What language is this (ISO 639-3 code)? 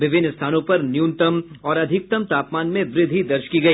hin